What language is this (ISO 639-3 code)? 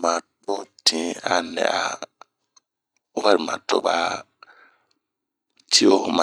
bmq